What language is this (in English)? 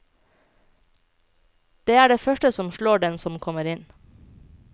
Norwegian